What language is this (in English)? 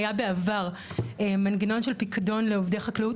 Hebrew